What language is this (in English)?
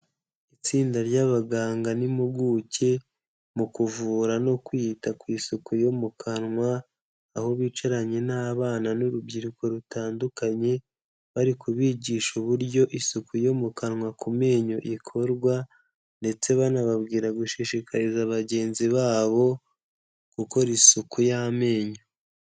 Kinyarwanda